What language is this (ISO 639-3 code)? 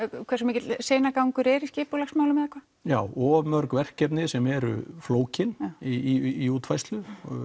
isl